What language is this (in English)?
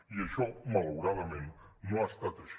Catalan